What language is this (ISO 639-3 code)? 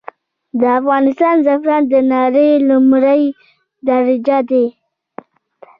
pus